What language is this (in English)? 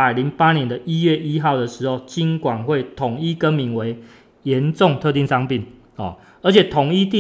Chinese